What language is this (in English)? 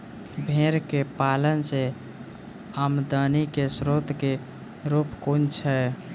Maithili